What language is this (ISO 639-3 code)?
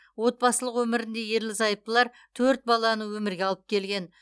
kaz